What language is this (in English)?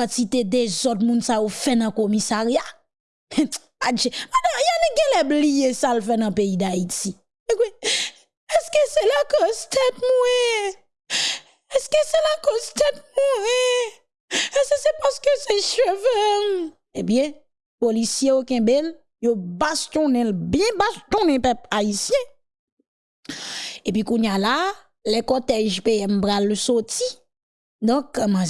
French